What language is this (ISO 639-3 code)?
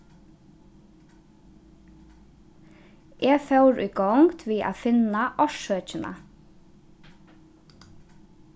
fao